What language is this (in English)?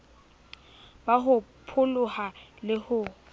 Southern Sotho